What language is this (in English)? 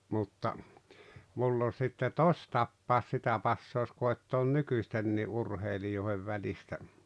Finnish